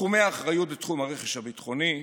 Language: Hebrew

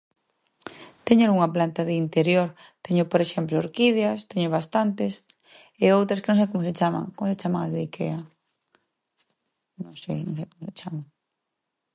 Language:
Galician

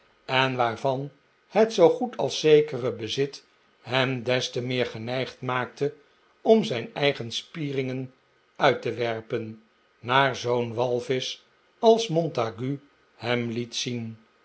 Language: Dutch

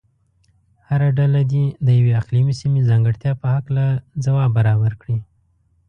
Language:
Pashto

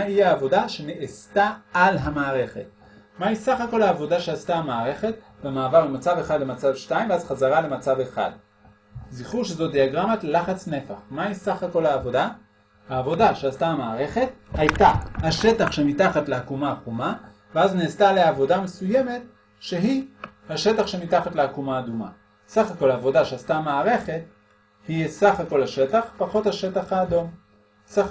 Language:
Hebrew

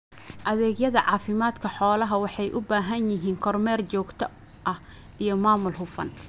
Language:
Somali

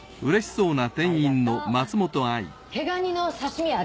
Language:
Japanese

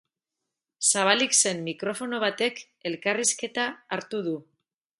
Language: Basque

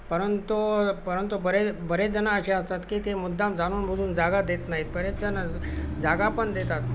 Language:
Marathi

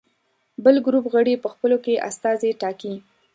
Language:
Pashto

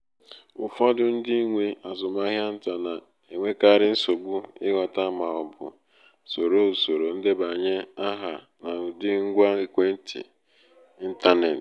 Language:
Igbo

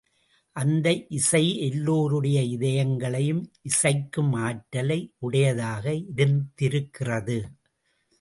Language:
Tamil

